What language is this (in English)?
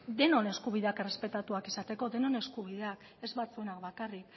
Basque